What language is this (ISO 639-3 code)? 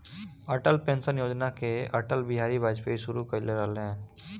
bho